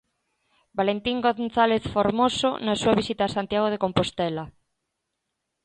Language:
Galician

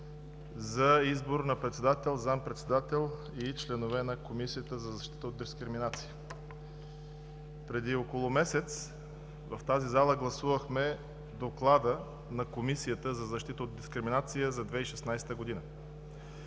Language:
Bulgarian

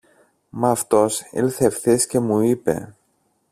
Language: Greek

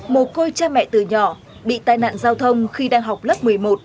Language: Vietnamese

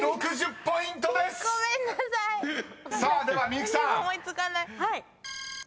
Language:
Japanese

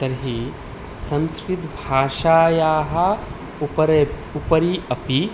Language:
Sanskrit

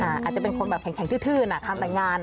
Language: Thai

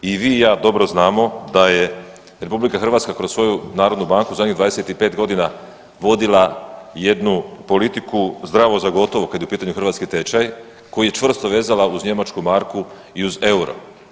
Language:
Croatian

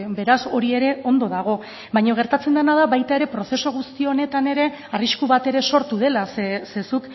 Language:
Basque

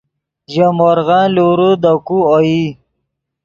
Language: Yidgha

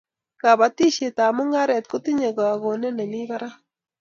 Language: Kalenjin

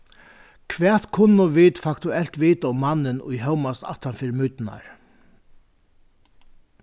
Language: Faroese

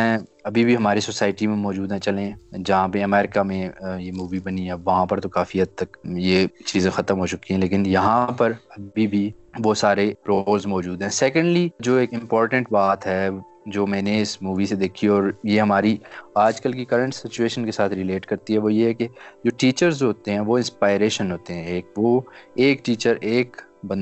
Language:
Urdu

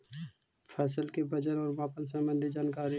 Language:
Magahi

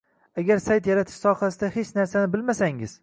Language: Uzbek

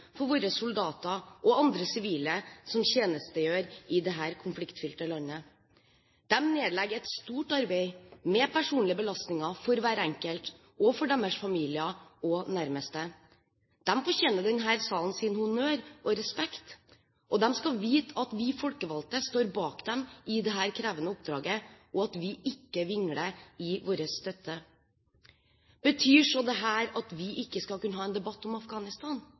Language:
Norwegian Bokmål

